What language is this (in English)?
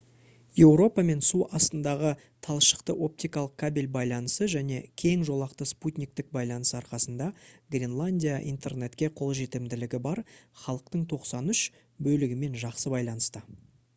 Kazakh